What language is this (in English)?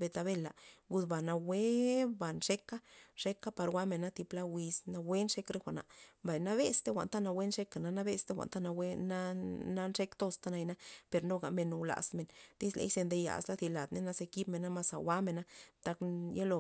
Loxicha Zapotec